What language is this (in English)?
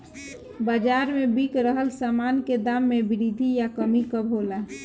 Bhojpuri